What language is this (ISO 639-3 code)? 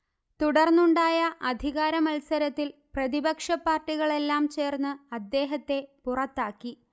mal